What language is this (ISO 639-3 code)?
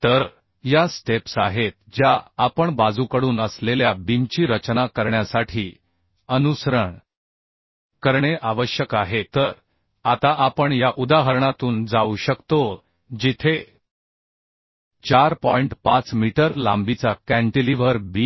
mar